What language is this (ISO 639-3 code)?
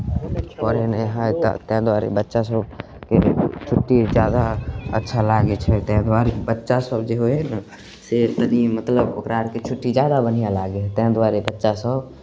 mai